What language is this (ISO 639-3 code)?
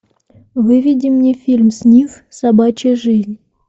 rus